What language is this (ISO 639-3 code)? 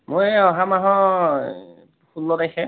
asm